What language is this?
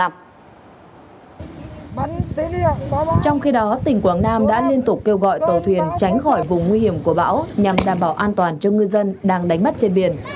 Vietnamese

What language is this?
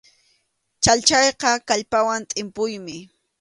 Arequipa-La Unión Quechua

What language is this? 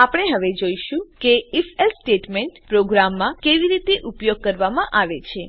Gujarati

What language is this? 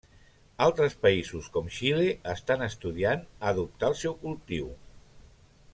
Catalan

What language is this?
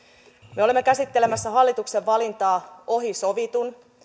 Finnish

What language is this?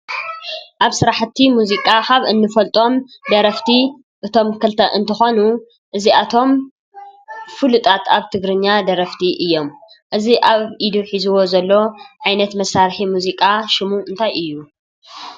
Tigrinya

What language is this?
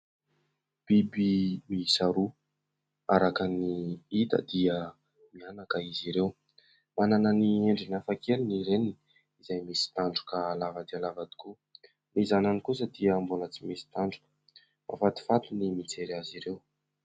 Malagasy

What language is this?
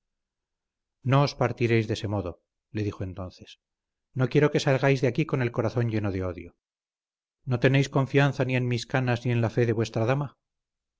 Spanish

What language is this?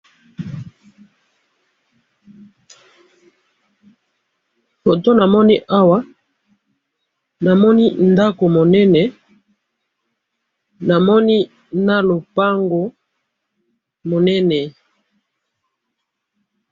Lingala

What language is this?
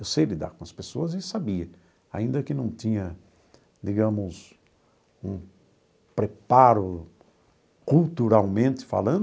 Portuguese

